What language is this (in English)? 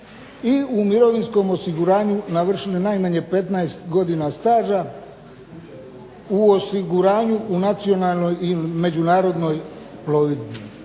Croatian